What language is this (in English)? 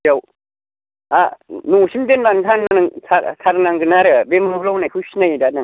Bodo